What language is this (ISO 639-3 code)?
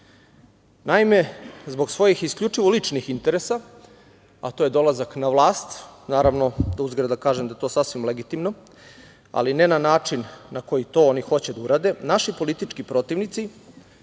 srp